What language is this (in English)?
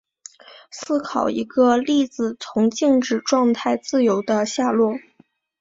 Chinese